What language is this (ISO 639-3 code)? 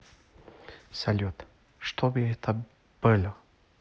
rus